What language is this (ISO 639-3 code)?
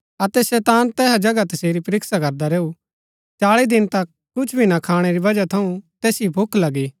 gbk